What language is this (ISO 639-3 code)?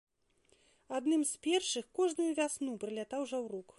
bel